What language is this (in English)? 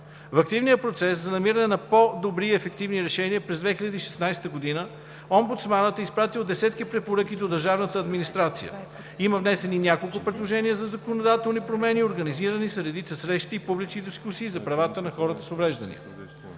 Bulgarian